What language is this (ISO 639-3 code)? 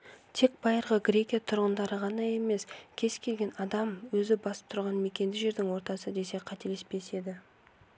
kaz